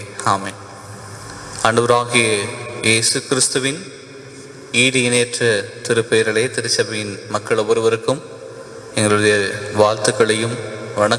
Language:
Tamil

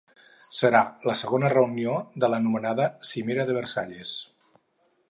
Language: Catalan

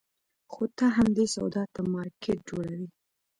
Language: Pashto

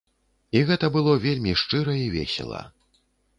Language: Belarusian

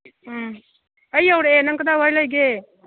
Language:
Manipuri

